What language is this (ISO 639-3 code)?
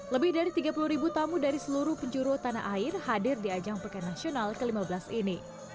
ind